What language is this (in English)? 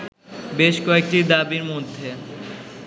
Bangla